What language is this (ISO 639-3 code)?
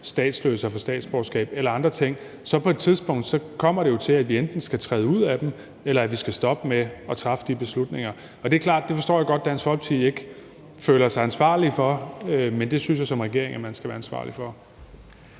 dan